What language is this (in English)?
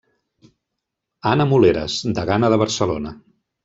Catalan